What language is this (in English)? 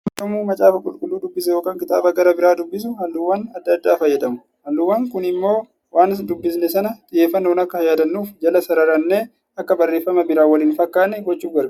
Oromo